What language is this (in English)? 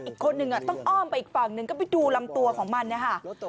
Thai